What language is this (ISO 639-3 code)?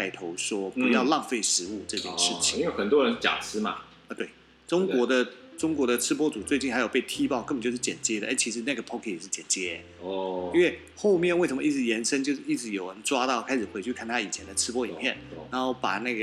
zho